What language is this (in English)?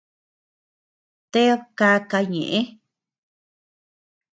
Tepeuxila Cuicatec